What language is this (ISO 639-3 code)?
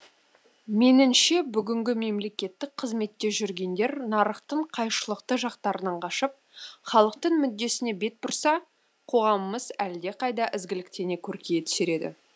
kaz